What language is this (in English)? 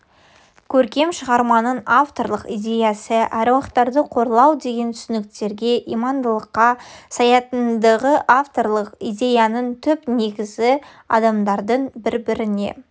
Kazakh